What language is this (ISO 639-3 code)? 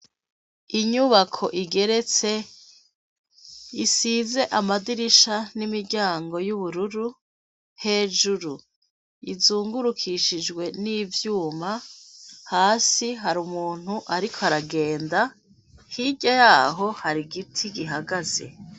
run